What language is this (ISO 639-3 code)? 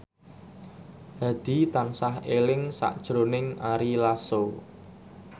jav